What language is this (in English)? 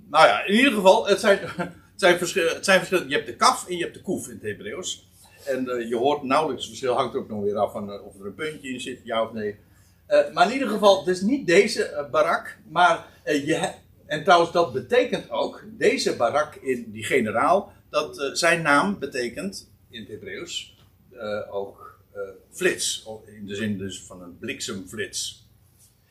Dutch